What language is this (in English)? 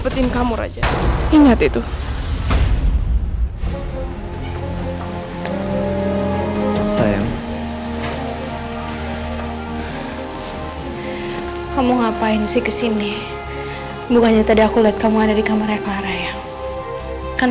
Indonesian